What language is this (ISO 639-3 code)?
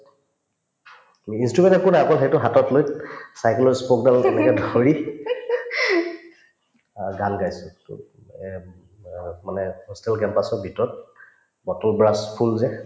asm